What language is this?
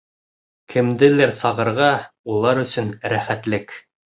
Bashkir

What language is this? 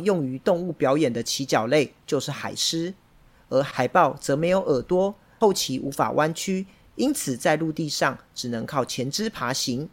Chinese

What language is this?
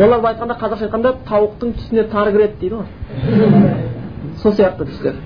Bulgarian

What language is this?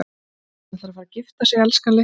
Icelandic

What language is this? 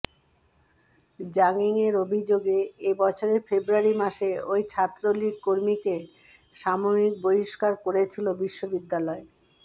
Bangla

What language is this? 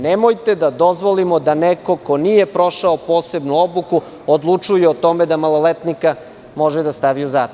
Serbian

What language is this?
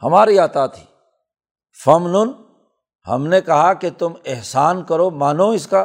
Urdu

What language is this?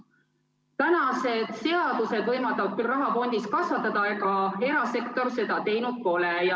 Estonian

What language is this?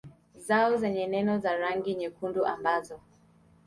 Swahili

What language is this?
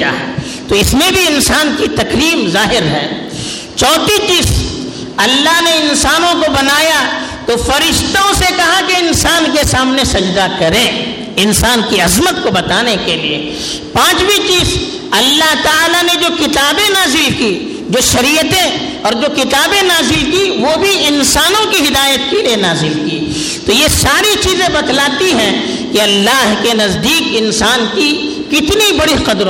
Urdu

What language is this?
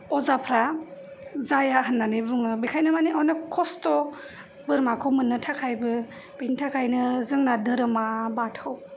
Bodo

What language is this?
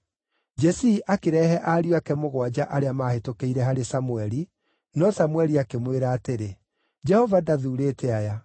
Kikuyu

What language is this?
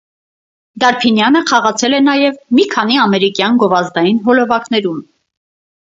Armenian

